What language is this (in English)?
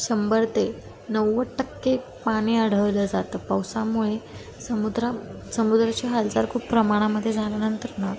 Marathi